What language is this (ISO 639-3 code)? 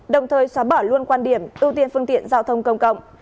vie